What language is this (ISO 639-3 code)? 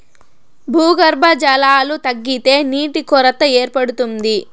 tel